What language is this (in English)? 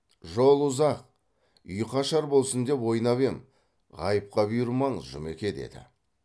Kazakh